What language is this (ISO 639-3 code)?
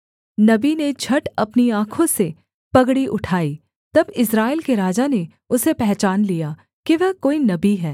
hin